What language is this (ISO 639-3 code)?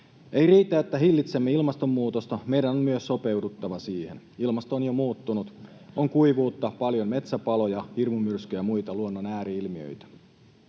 fin